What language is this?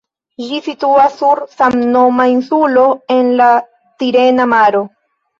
Esperanto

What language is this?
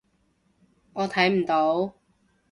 Cantonese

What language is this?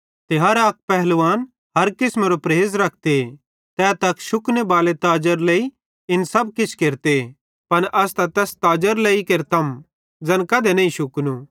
Bhadrawahi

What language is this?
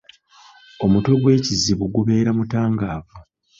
Ganda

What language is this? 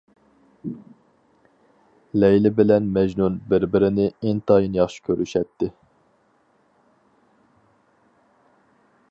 Uyghur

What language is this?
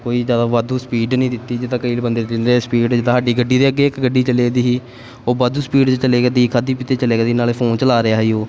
Punjabi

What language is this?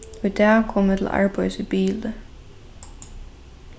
Faroese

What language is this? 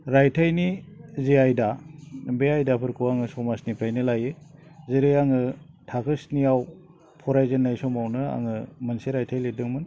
Bodo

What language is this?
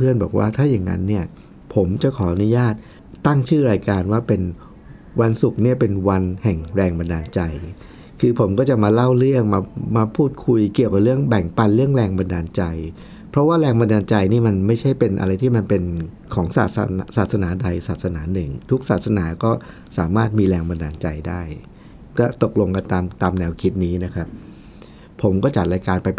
Thai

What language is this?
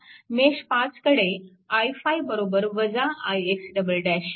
Marathi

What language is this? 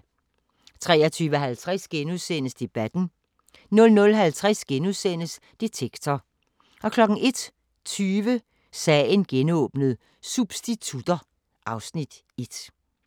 Danish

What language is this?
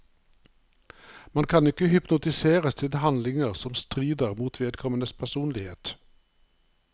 Norwegian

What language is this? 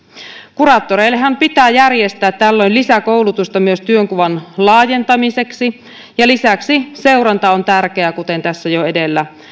Finnish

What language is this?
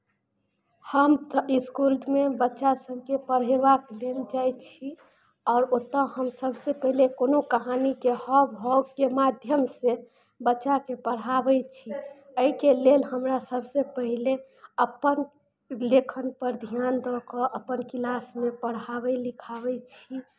Maithili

